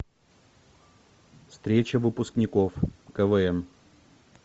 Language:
Russian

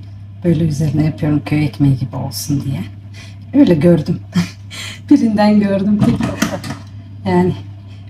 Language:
Turkish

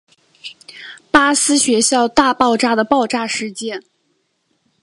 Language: Chinese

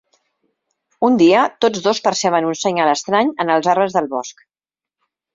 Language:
Catalan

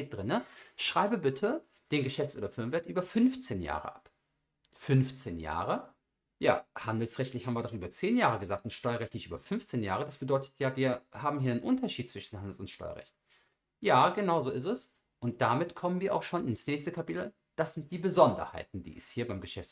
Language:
German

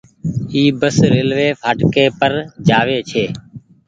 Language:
Goaria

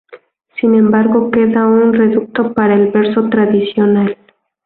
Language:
Spanish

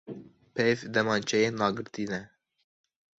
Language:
Kurdish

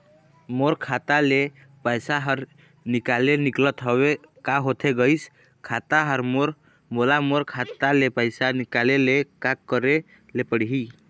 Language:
Chhattisgarhi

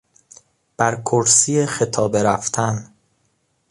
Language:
Persian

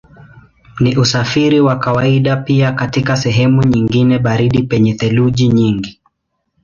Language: Swahili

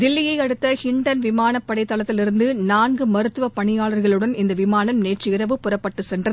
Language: Tamil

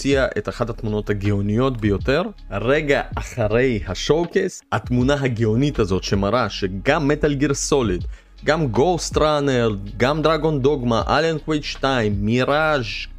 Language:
Hebrew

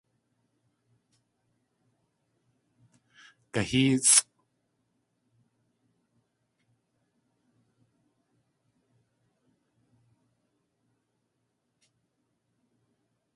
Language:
Tlingit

